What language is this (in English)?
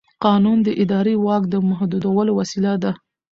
Pashto